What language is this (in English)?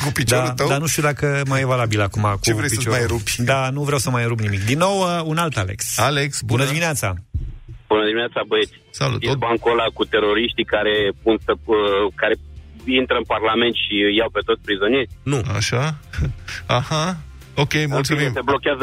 Romanian